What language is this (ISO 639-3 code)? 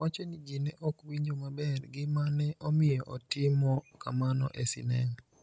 luo